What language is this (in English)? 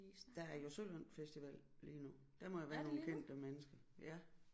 Danish